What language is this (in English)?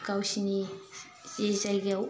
Bodo